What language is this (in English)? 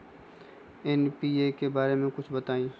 Magahi